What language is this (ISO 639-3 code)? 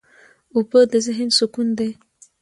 pus